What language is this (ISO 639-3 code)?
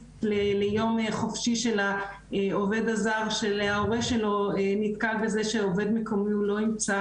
heb